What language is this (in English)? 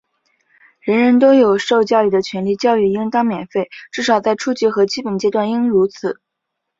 Chinese